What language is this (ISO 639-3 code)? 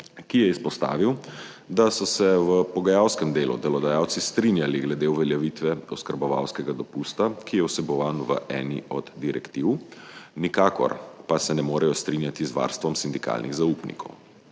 slv